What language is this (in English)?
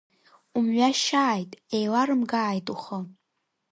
Abkhazian